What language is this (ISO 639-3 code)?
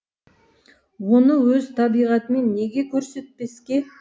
kaz